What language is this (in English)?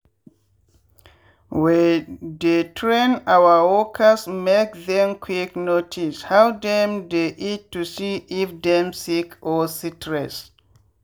Nigerian Pidgin